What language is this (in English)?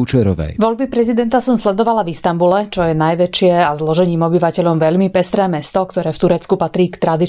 Slovak